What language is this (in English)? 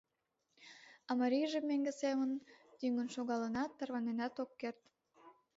Mari